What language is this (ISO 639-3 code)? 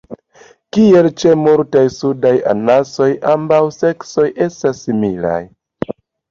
epo